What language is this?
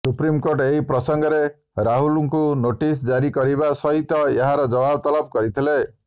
Odia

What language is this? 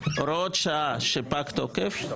Hebrew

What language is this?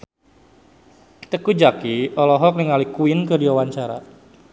Sundanese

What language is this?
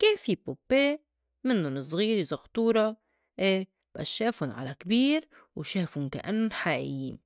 North Levantine Arabic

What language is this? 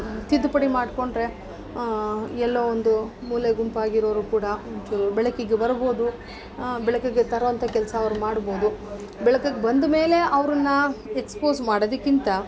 Kannada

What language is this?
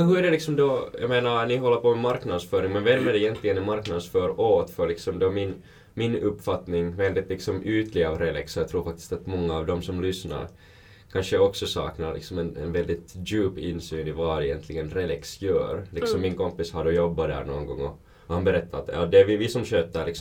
Swedish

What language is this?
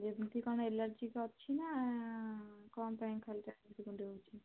Odia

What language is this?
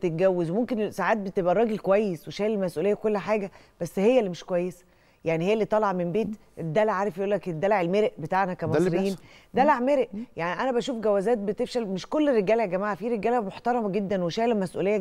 Arabic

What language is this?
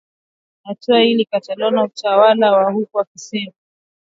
Swahili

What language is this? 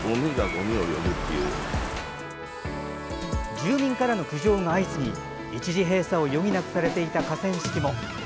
Japanese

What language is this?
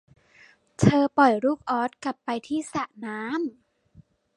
Thai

